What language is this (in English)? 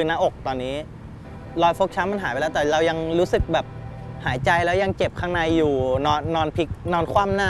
Thai